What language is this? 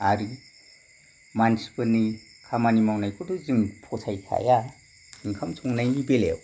Bodo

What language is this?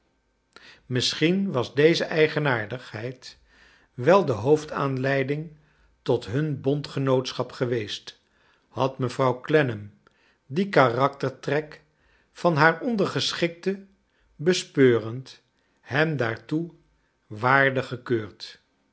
Dutch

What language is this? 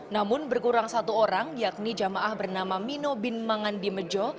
Indonesian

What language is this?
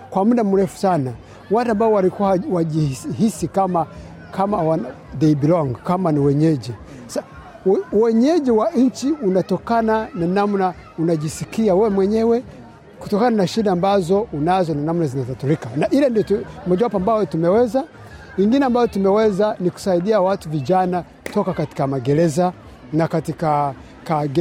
Swahili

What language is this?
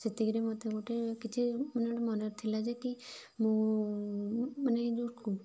Odia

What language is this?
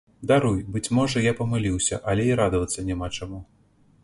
Belarusian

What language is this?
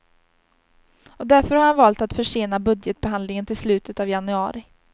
Swedish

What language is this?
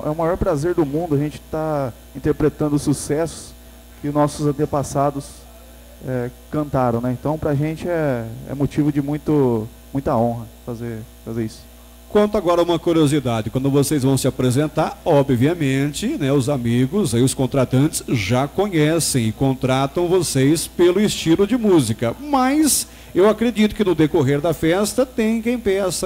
Portuguese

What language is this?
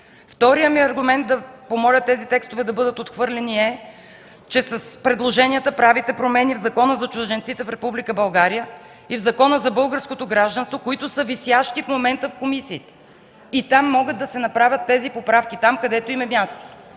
Bulgarian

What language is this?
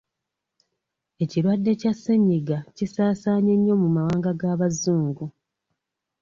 Ganda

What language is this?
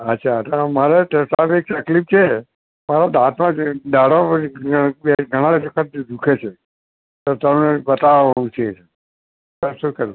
Gujarati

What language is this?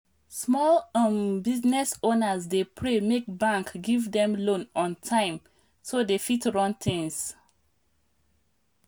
Nigerian Pidgin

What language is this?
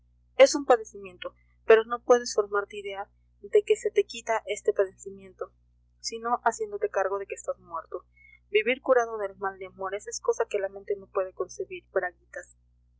Spanish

